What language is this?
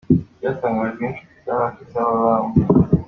Kinyarwanda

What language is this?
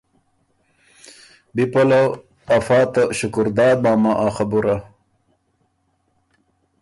Ormuri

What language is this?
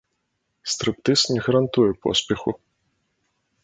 Belarusian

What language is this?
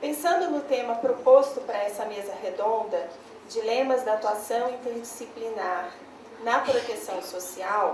Portuguese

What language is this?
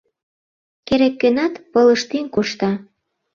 Mari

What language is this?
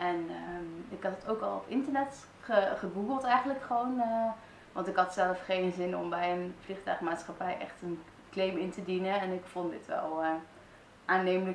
Dutch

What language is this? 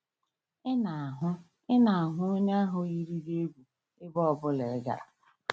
Igbo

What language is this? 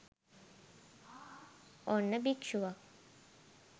Sinhala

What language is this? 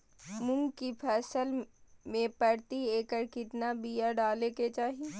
Magahi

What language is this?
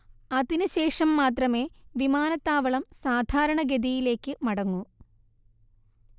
Malayalam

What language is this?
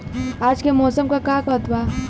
Bhojpuri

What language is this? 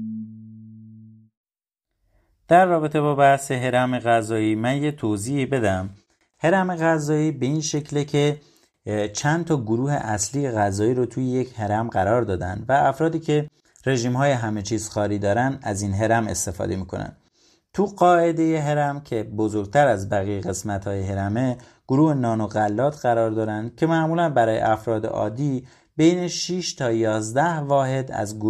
Persian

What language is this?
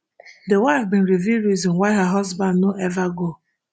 Nigerian Pidgin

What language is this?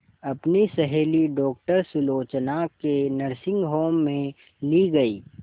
Hindi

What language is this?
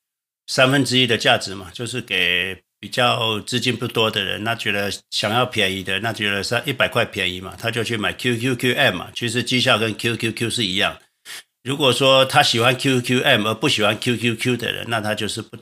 Chinese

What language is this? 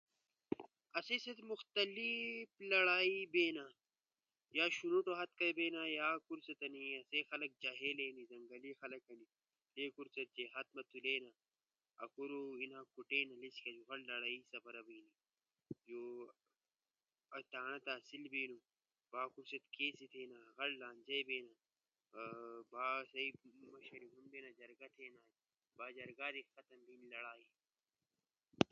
Ushojo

